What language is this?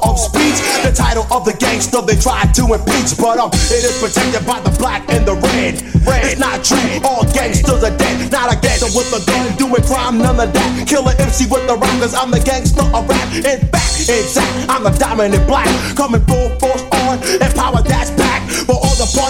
English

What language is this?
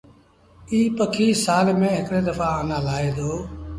Sindhi Bhil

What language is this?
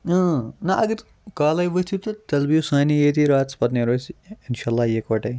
Kashmiri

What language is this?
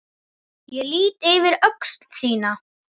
Icelandic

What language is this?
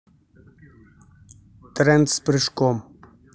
Russian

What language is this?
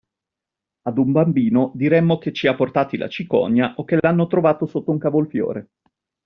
Italian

